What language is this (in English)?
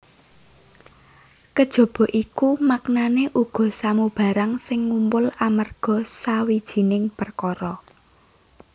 Javanese